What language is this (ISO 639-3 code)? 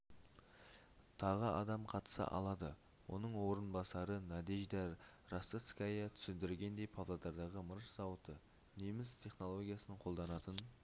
kaz